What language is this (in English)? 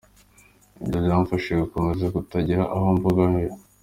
Kinyarwanda